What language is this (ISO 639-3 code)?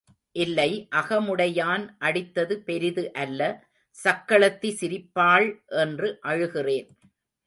tam